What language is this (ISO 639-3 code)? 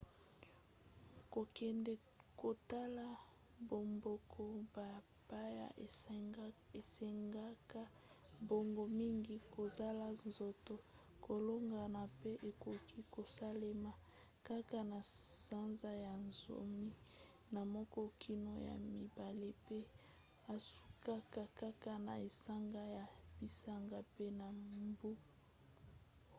lin